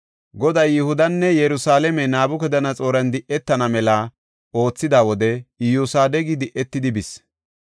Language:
Gofa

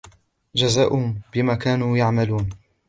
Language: Arabic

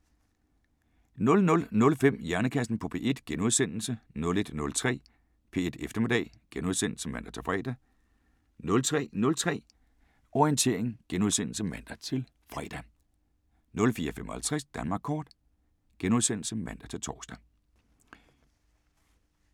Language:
Danish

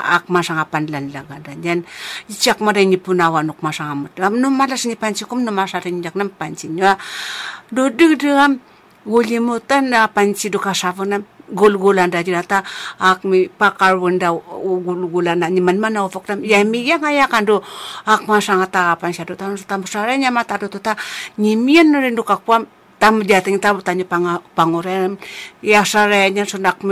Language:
Chinese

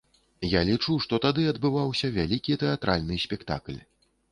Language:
Belarusian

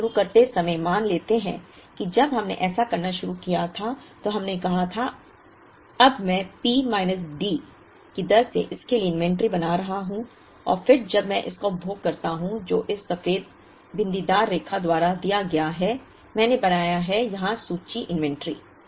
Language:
Hindi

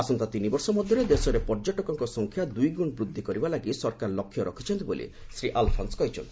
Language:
Odia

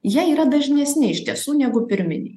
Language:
Lithuanian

